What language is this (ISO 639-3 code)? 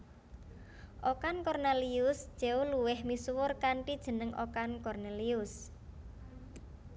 jav